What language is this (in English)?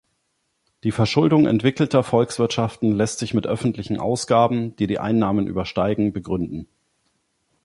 German